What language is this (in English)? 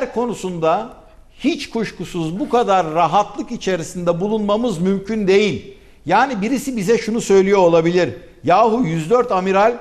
Turkish